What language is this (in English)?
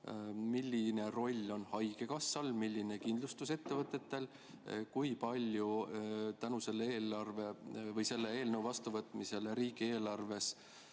Estonian